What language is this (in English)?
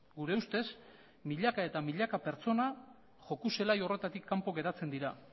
Basque